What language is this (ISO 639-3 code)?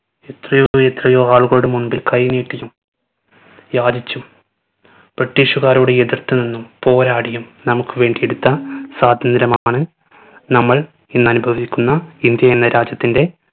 mal